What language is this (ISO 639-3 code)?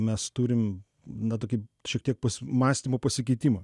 lit